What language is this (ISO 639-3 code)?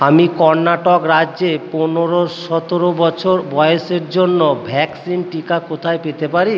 ben